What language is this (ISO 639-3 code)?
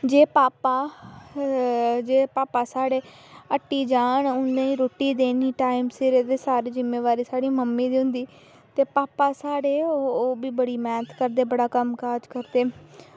doi